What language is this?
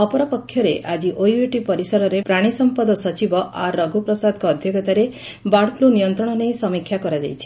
Odia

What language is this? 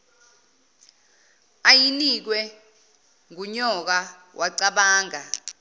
Zulu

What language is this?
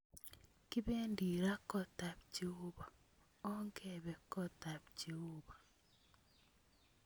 Kalenjin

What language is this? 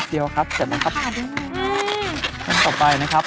Thai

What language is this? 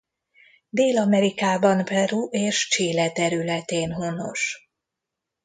Hungarian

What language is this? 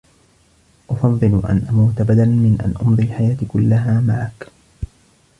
Arabic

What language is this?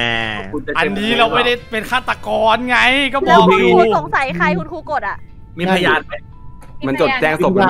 Thai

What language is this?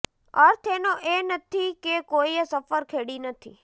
Gujarati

